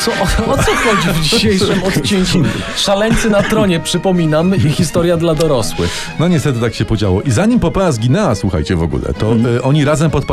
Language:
Polish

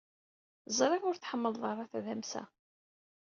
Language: Kabyle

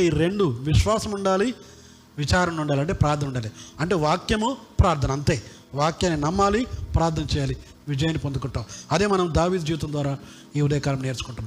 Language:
Telugu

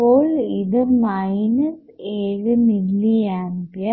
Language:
Malayalam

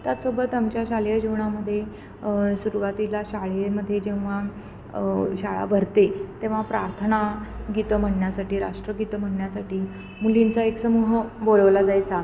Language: Marathi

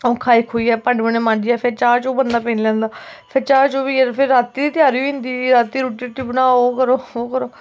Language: Dogri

